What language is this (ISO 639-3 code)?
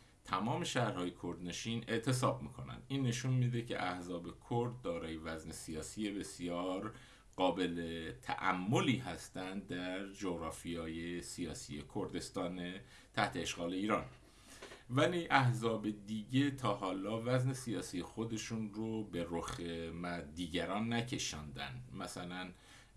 fas